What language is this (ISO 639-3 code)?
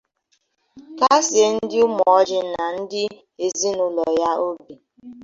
ibo